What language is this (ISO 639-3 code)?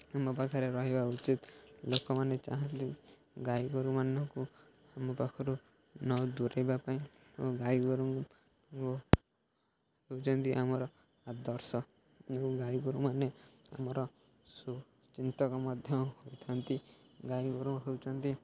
ori